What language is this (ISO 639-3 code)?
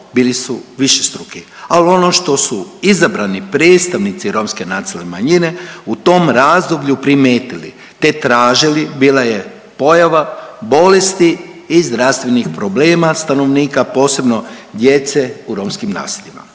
hrv